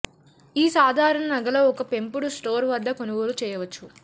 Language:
Telugu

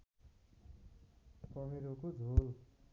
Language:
Nepali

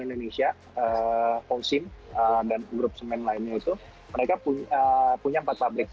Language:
Indonesian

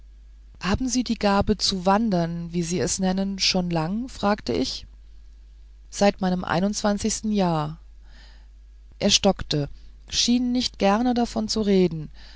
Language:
German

